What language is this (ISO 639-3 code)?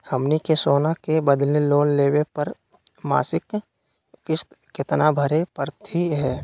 mag